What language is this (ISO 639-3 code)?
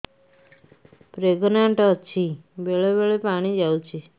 ori